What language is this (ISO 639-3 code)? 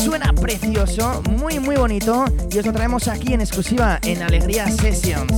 spa